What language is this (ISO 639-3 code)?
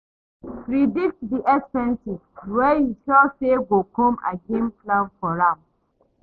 pcm